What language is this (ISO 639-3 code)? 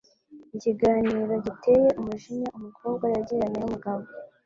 kin